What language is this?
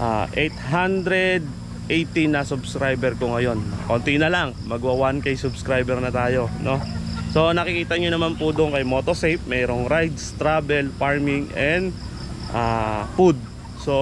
Filipino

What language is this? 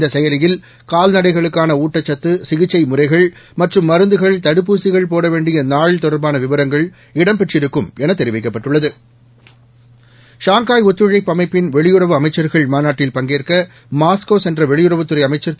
Tamil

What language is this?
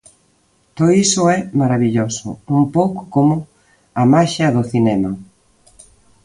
Galician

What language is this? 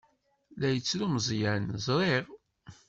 Kabyle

